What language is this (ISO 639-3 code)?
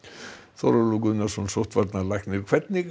isl